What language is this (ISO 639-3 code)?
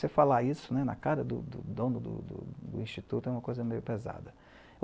por